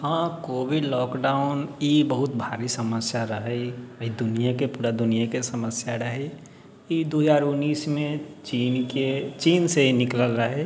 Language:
Maithili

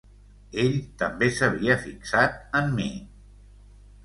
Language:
Catalan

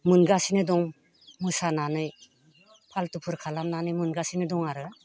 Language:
Bodo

